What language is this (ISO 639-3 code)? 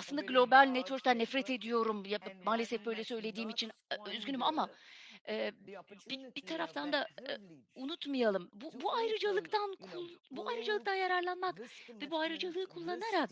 tur